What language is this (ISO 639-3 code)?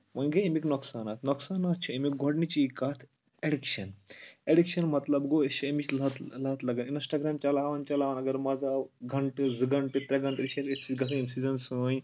kas